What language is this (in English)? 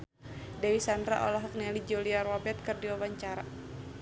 Sundanese